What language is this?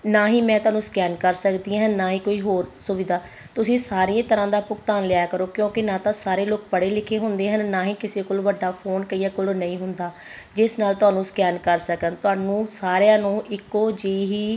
Punjabi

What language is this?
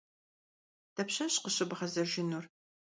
Kabardian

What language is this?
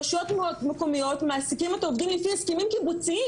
Hebrew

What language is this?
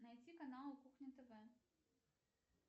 Russian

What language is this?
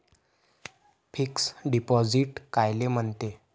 Marathi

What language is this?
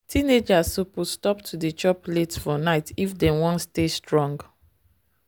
Nigerian Pidgin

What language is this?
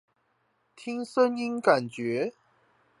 Chinese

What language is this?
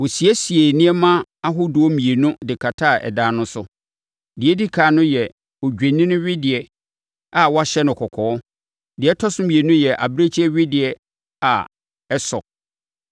Akan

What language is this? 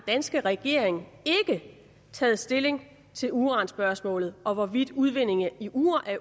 Danish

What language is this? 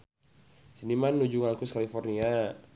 Sundanese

